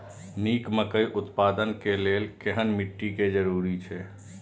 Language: Maithili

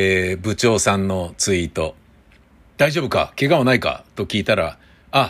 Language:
Japanese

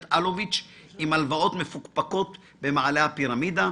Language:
Hebrew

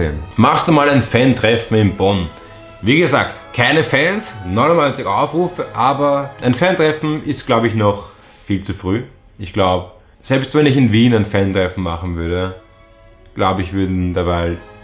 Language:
German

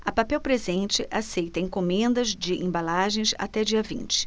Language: Portuguese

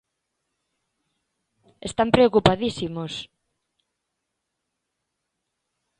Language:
Galician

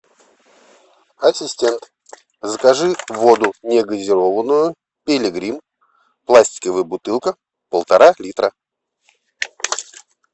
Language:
Russian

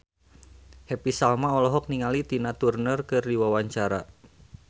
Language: Sundanese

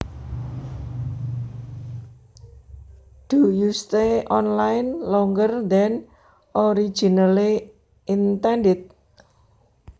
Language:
Javanese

